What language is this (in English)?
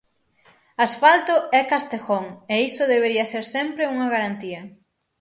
Galician